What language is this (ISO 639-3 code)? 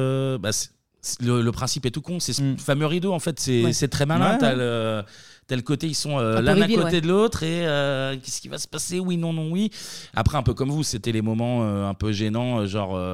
fra